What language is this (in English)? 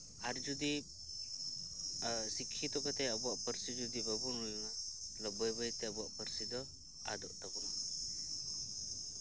Santali